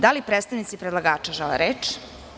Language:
Serbian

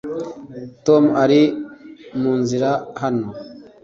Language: Kinyarwanda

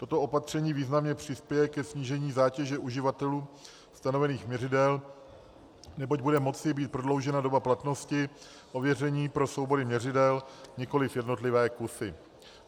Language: Czech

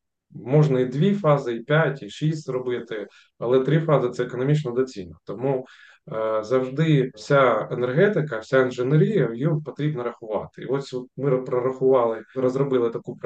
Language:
Ukrainian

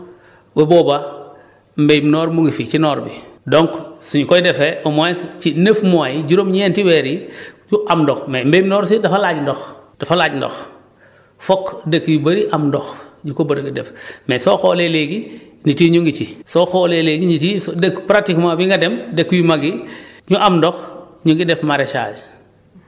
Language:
Wolof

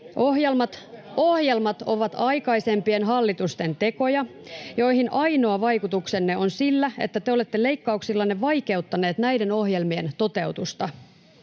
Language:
Finnish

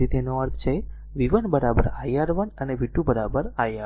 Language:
Gujarati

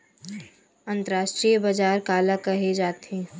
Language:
Chhattisgarhi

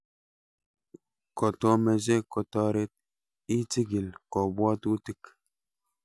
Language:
Kalenjin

